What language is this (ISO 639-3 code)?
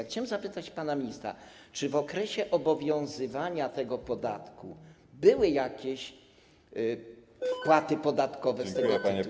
pol